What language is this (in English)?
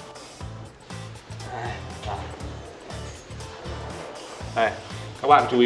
Vietnamese